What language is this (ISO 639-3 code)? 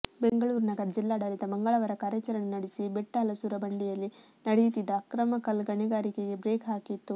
kan